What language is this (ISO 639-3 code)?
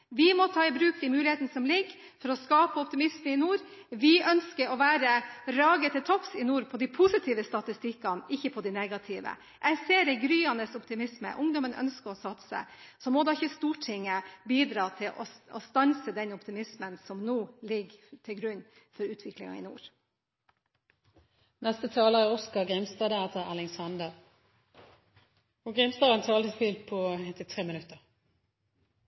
nor